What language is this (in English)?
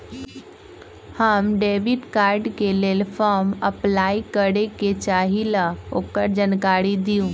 Magahi